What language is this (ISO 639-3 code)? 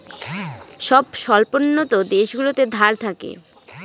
ben